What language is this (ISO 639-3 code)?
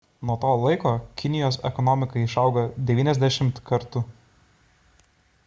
lit